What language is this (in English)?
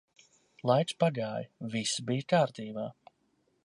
Latvian